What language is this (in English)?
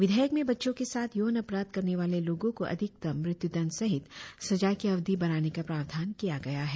Hindi